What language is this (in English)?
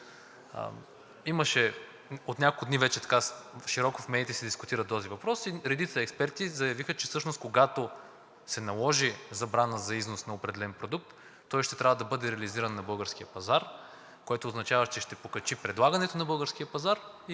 Bulgarian